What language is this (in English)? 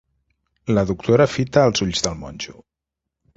Catalan